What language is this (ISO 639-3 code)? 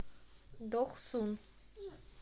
rus